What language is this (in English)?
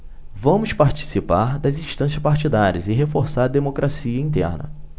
Portuguese